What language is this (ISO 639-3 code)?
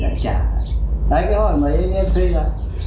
vie